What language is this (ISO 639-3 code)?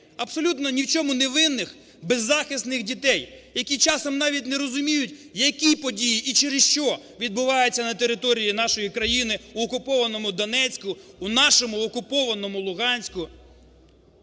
ukr